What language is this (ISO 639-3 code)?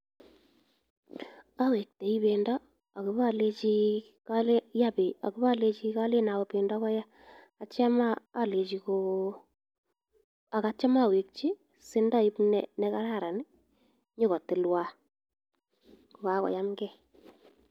kln